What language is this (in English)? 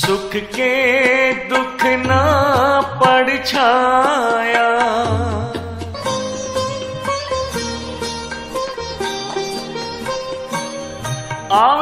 Hindi